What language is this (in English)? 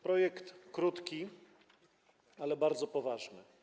Polish